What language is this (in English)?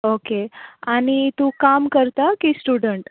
Konkani